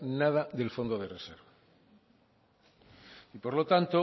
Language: Spanish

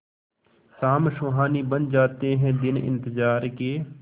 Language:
Hindi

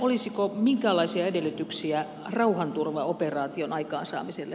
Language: Finnish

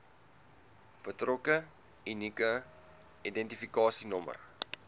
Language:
Afrikaans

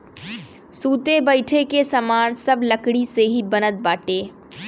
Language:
Bhojpuri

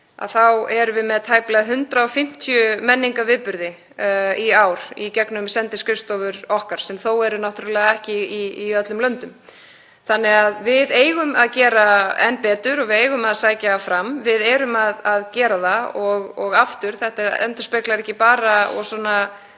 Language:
Icelandic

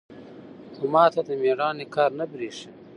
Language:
Pashto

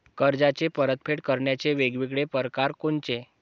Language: Marathi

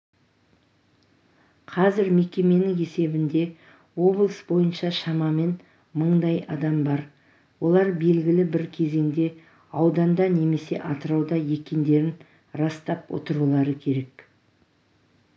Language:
Kazakh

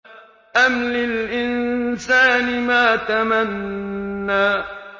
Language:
Arabic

